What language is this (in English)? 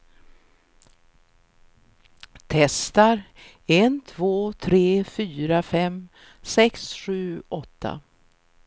Swedish